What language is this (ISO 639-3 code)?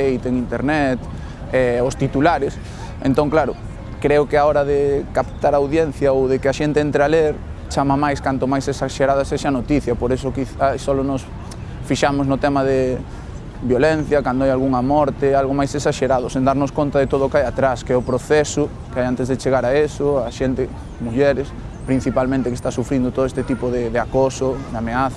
glg